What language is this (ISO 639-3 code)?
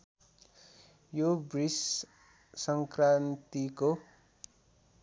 nep